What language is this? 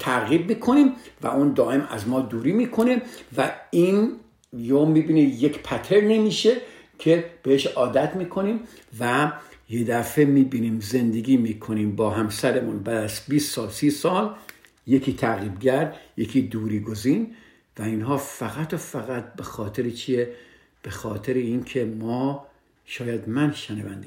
Persian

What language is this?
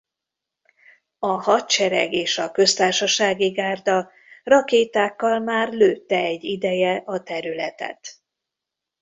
Hungarian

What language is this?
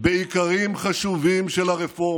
Hebrew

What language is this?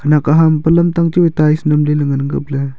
Wancho Naga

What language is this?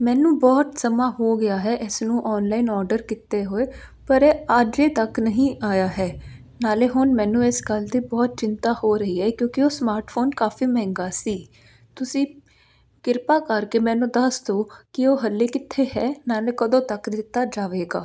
Punjabi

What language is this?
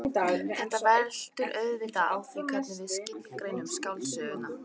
Icelandic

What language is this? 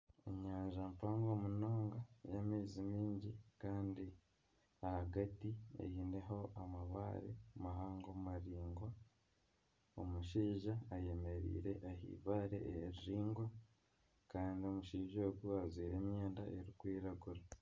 Nyankole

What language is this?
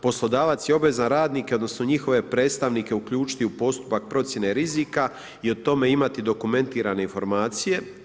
Croatian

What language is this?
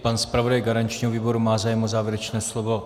Czech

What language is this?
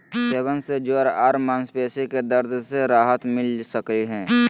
Magahi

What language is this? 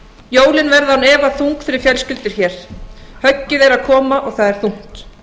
Icelandic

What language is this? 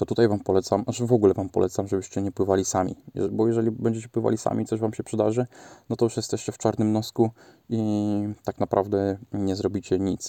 Polish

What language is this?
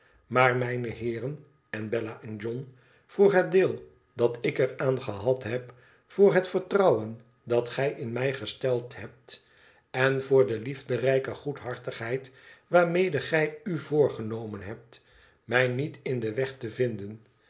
Dutch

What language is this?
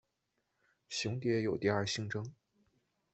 Chinese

